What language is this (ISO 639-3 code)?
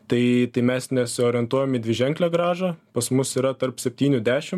lit